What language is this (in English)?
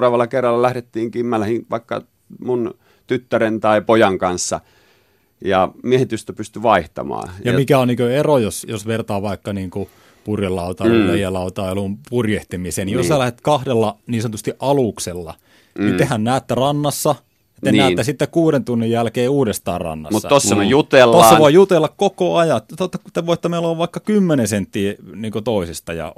Finnish